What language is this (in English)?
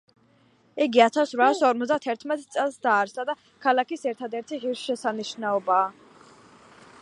Georgian